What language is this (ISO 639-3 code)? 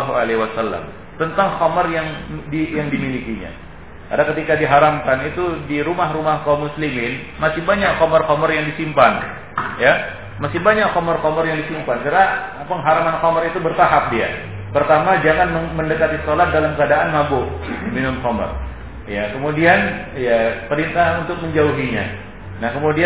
ind